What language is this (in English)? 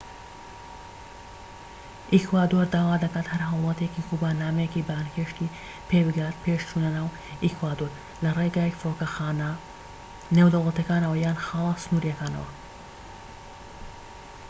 Central Kurdish